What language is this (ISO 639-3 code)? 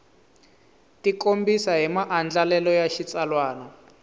tso